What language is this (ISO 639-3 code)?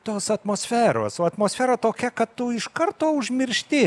lit